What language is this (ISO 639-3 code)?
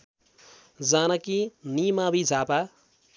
nep